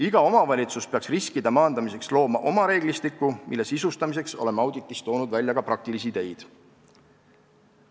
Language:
Estonian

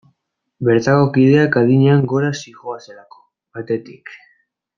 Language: Basque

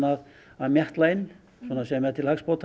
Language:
Icelandic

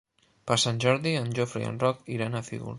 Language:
Catalan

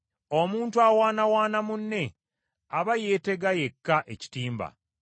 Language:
Ganda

